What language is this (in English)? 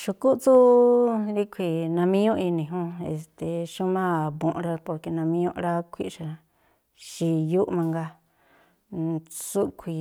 Tlacoapa Me'phaa